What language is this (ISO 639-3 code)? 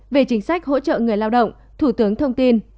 vie